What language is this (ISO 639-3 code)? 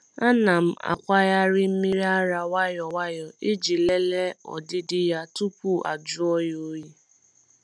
ibo